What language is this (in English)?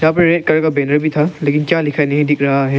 Hindi